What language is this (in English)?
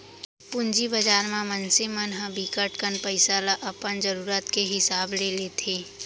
Chhattisgarhi